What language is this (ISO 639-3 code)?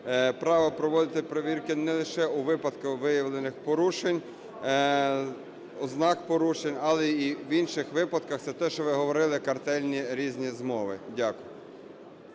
ukr